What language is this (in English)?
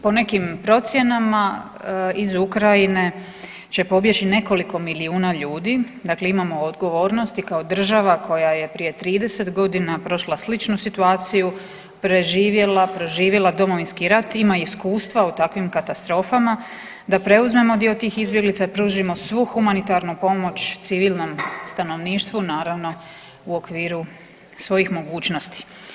Croatian